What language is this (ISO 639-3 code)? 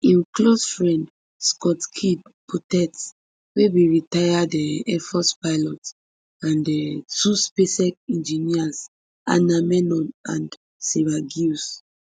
pcm